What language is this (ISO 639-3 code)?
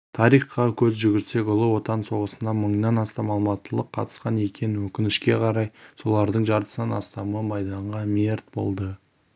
kaz